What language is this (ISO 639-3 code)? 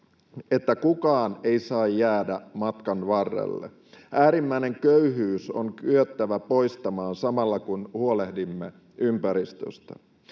fin